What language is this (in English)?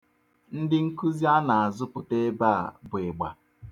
Igbo